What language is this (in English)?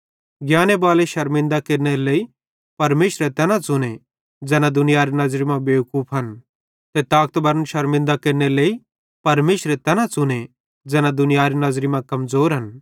Bhadrawahi